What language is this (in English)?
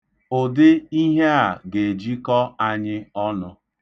Igbo